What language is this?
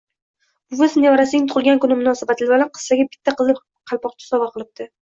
Uzbek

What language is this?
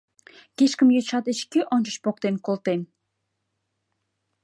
Mari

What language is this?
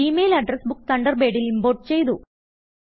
Malayalam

